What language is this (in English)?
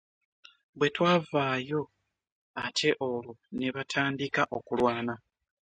Ganda